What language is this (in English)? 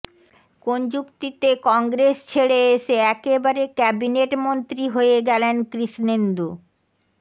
Bangla